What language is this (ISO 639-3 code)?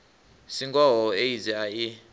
ven